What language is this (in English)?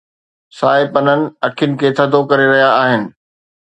Sindhi